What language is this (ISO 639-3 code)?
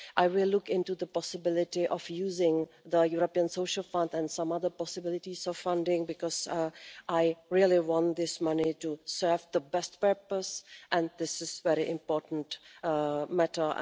eng